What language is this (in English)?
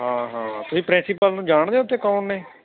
Punjabi